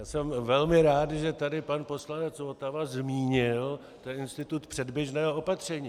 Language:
Czech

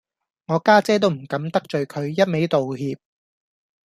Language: Cantonese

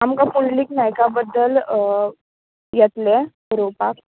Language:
Konkani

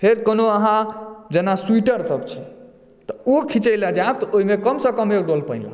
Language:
Maithili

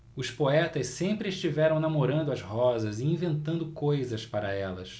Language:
Portuguese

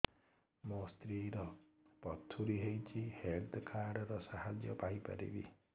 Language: Odia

